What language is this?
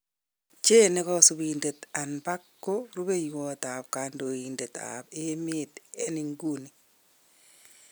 Kalenjin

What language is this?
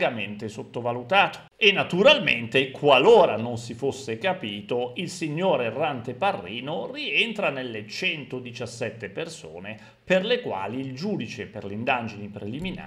Italian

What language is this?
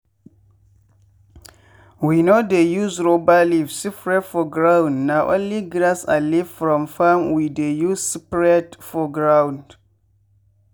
Nigerian Pidgin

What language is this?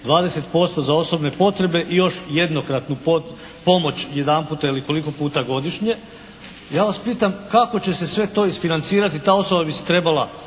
Croatian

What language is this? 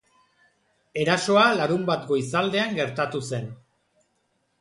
Basque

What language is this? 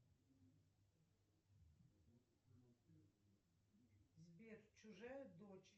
Russian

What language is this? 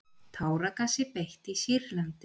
Icelandic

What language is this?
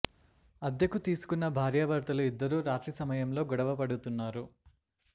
Telugu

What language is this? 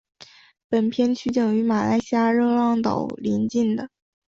Chinese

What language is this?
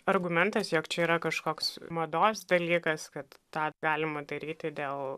Lithuanian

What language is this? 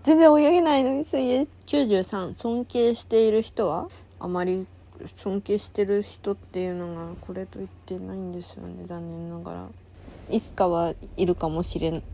Japanese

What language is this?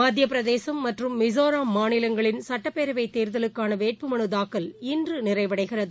Tamil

